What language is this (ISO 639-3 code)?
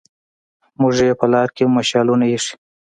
pus